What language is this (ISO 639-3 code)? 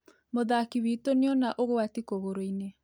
kik